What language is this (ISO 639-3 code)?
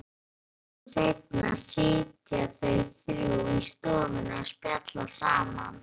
isl